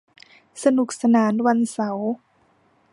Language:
Thai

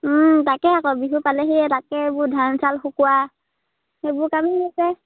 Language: Assamese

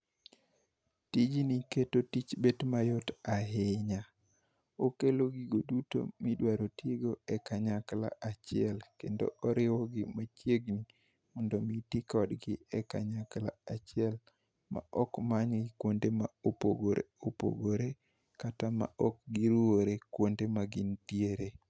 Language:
Luo (Kenya and Tanzania)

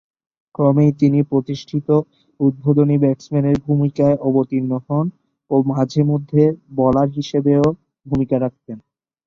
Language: Bangla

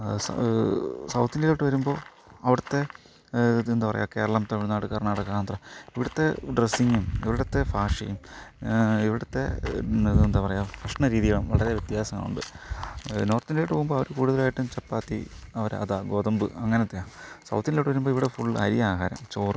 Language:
Malayalam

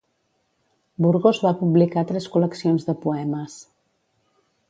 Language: Catalan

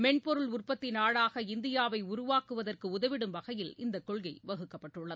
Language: Tamil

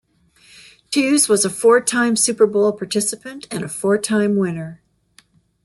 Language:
English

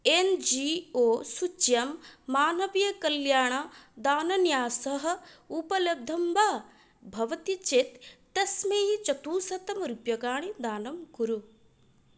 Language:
Sanskrit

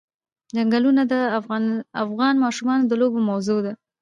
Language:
Pashto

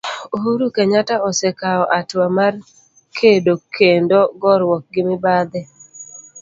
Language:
Luo (Kenya and Tanzania)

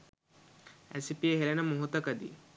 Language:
Sinhala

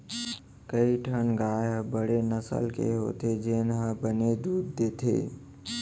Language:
Chhattisgarhi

